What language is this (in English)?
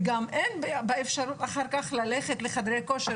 Hebrew